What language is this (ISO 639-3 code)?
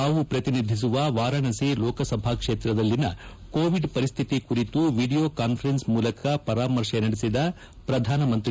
kan